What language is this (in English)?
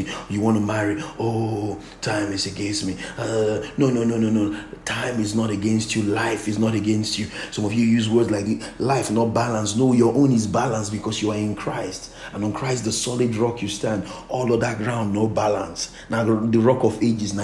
English